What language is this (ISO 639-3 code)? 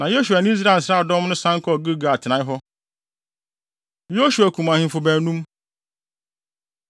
aka